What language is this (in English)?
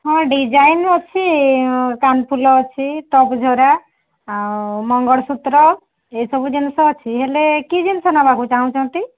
Odia